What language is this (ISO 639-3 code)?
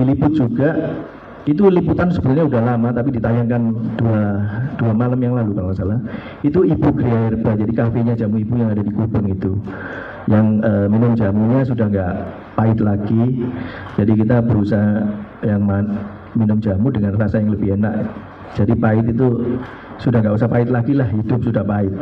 ind